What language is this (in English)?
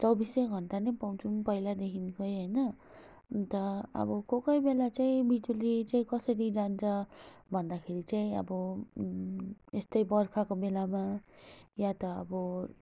Nepali